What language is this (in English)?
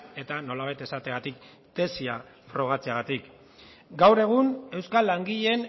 Basque